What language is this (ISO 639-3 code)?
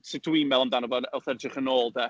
cym